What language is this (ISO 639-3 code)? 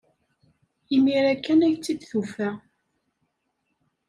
kab